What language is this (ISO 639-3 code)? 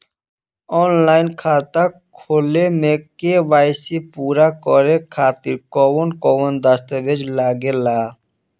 bho